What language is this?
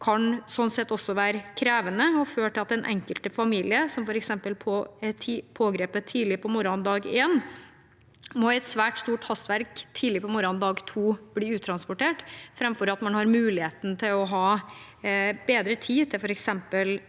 Norwegian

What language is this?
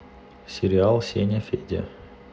Russian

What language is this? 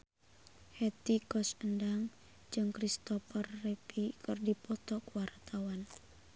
Sundanese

